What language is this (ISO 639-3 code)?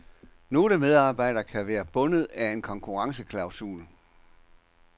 dan